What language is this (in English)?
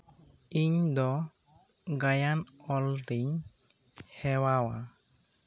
Santali